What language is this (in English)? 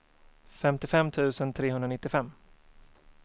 Swedish